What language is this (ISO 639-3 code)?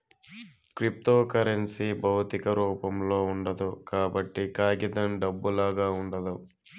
tel